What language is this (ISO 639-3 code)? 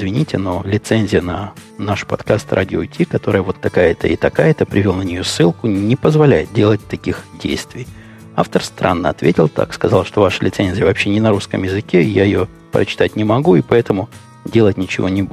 rus